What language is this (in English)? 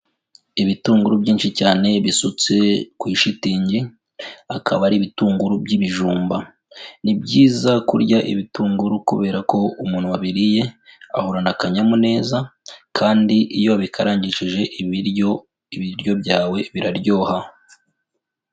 Kinyarwanda